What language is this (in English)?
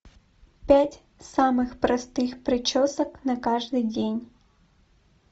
Russian